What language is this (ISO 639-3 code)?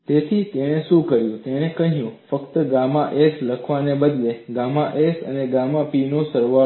guj